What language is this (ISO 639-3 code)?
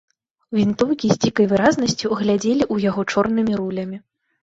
bel